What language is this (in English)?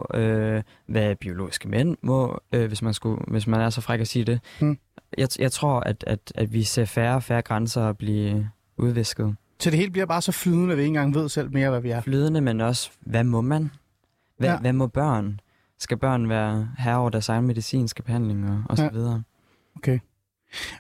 Danish